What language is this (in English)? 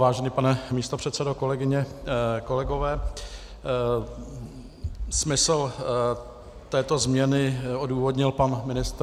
Czech